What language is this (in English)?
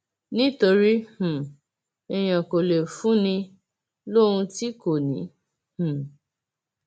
Yoruba